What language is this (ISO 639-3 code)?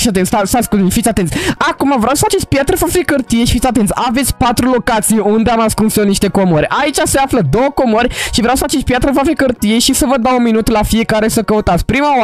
ron